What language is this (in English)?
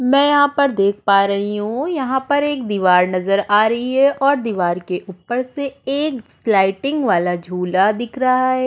Hindi